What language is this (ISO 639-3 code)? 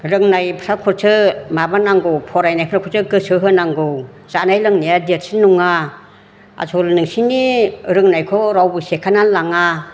brx